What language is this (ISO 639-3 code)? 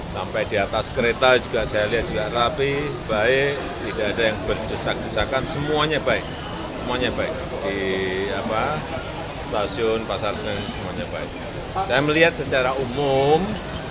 ind